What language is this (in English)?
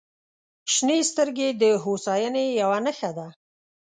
Pashto